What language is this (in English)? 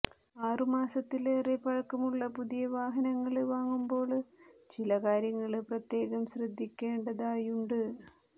Malayalam